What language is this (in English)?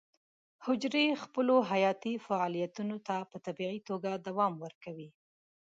Pashto